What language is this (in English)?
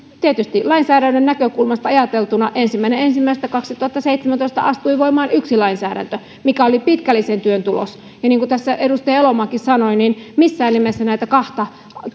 Finnish